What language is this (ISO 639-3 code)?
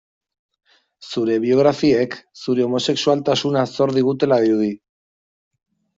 eus